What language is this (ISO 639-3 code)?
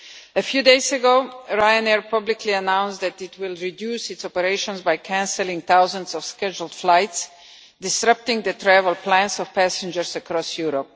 eng